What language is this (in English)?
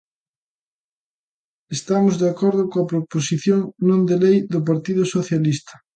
Galician